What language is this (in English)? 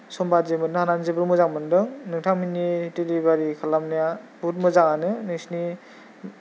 Bodo